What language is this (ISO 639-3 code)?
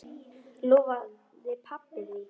isl